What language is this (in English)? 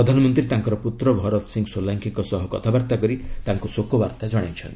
Odia